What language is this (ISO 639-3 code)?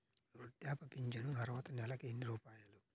tel